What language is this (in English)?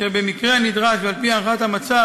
Hebrew